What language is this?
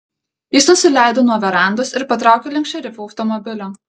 Lithuanian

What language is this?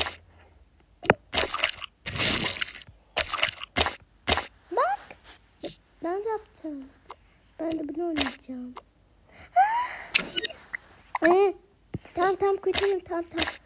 Turkish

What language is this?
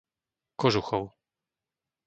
Slovak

